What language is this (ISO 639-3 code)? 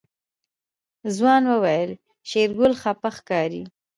pus